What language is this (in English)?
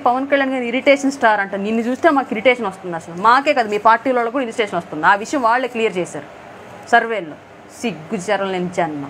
Romanian